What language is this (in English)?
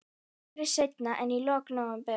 Icelandic